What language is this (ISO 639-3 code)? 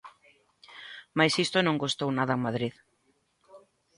glg